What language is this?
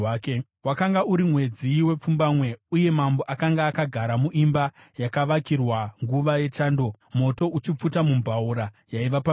Shona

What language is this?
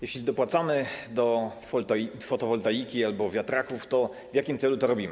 Polish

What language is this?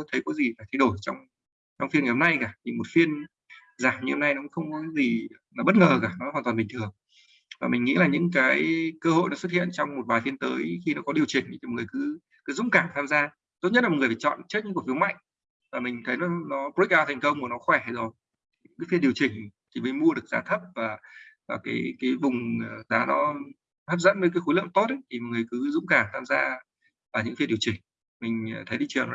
Vietnamese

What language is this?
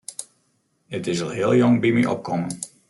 Western Frisian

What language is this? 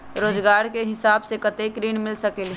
Magahi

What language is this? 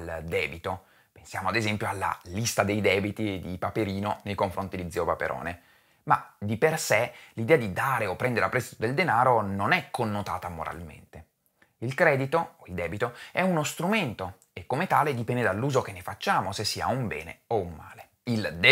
Italian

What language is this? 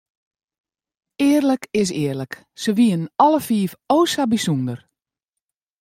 Western Frisian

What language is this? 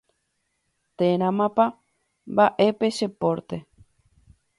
Guarani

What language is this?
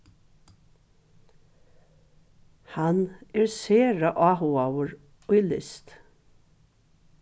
Faroese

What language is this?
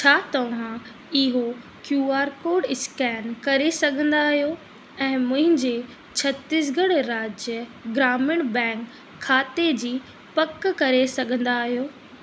Sindhi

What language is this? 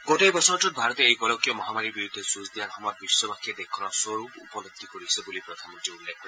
Assamese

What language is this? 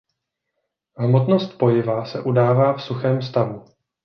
Czech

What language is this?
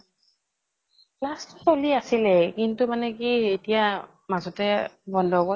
Assamese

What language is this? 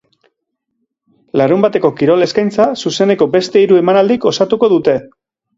Basque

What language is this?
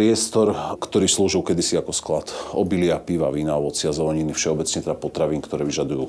Slovak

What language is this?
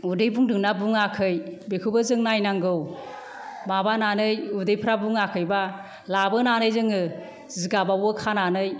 Bodo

